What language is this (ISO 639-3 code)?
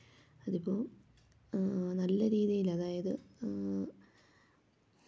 mal